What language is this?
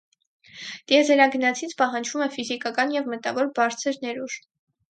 Armenian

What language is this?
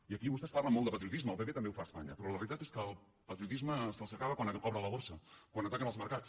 Catalan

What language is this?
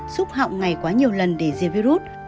Vietnamese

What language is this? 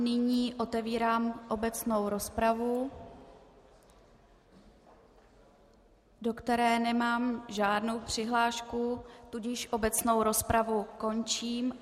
Czech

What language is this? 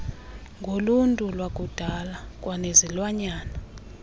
Xhosa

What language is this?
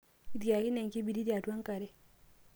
Masai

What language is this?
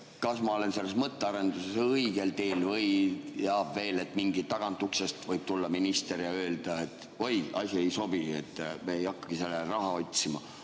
Estonian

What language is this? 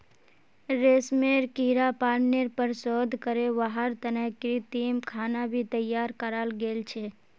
Magahi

